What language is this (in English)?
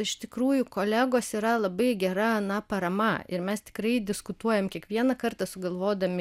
Lithuanian